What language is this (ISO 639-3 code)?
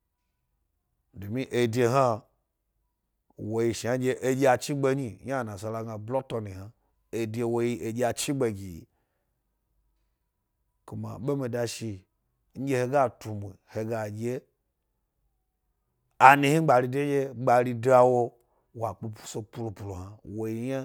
gby